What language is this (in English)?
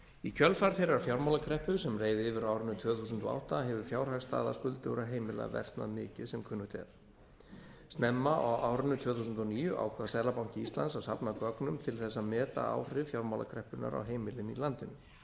Icelandic